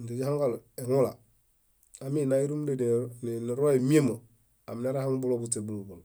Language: Bayot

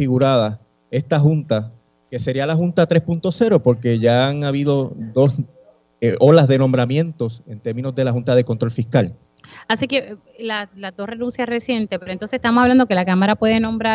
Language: Spanish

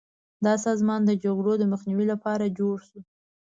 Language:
Pashto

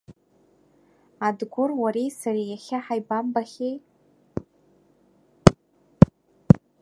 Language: Abkhazian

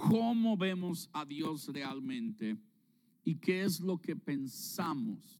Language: Spanish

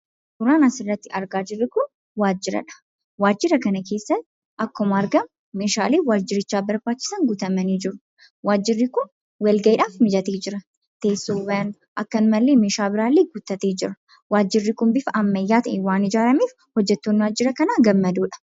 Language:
Oromo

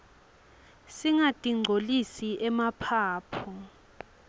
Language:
Swati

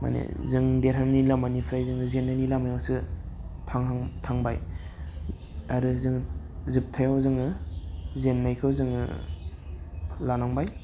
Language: Bodo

